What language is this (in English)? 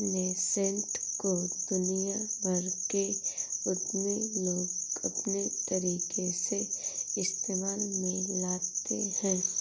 Hindi